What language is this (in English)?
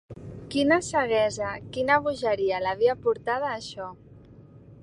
Catalan